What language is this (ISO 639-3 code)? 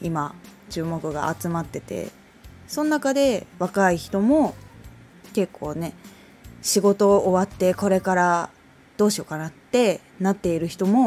jpn